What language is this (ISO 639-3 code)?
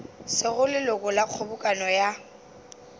nso